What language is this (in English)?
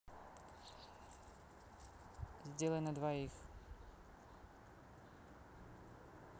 Russian